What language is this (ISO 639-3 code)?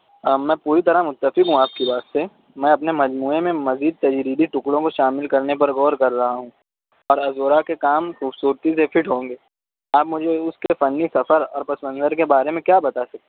urd